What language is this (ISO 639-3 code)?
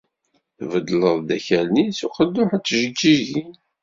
kab